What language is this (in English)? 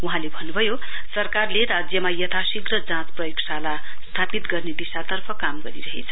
Nepali